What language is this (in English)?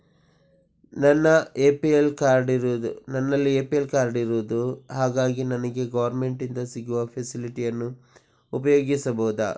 Kannada